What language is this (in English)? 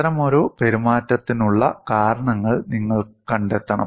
Malayalam